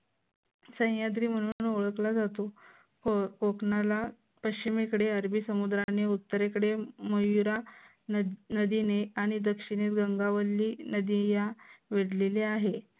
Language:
Marathi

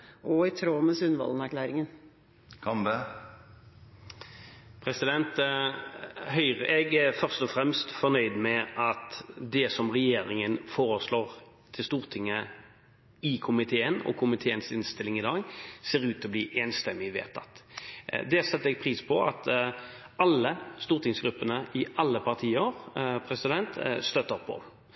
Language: Norwegian Bokmål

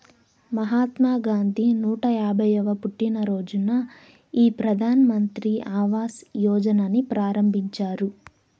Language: Telugu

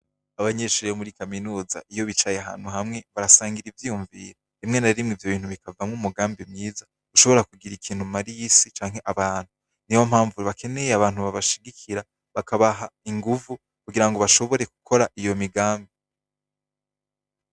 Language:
Rundi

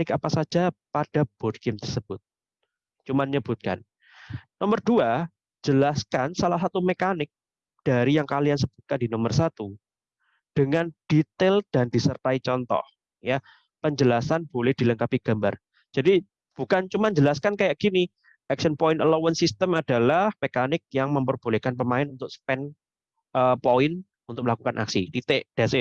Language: Indonesian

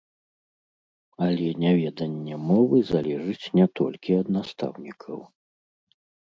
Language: Belarusian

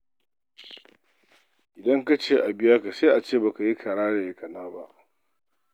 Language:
Hausa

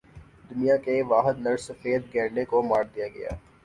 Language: Urdu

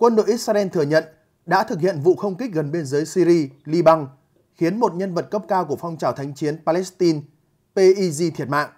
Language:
Vietnamese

